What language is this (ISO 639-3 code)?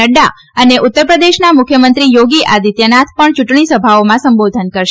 guj